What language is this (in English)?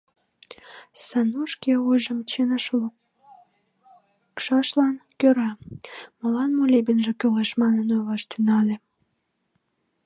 Mari